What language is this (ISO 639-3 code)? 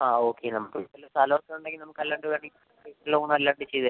mal